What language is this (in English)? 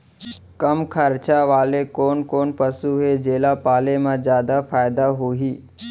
Chhattisgarhi